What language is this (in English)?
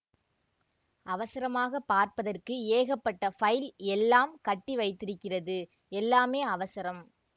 Tamil